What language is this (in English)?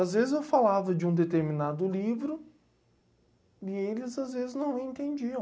Portuguese